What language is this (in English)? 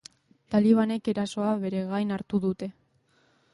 Basque